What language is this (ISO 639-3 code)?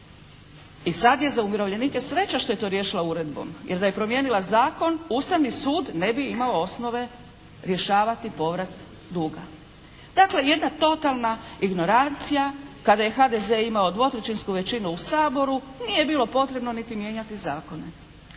hrv